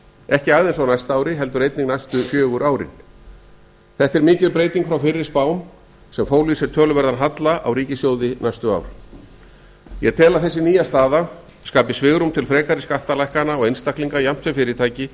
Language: Icelandic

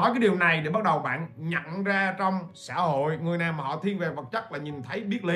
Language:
Vietnamese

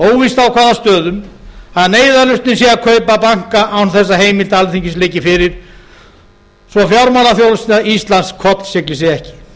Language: Icelandic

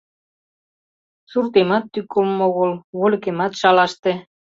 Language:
Mari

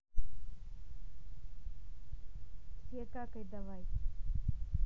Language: Russian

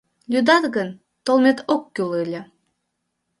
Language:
Mari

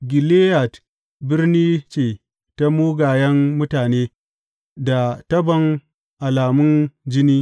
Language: Hausa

